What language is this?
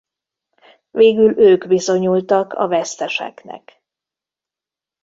Hungarian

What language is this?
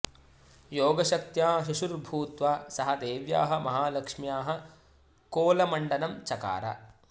Sanskrit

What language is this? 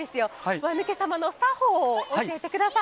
Japanese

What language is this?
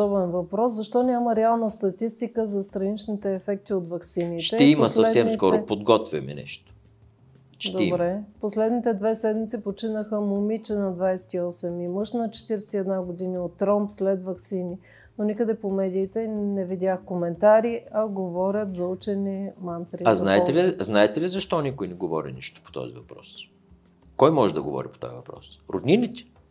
Bulgarian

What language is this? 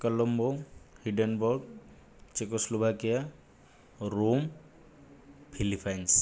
Odia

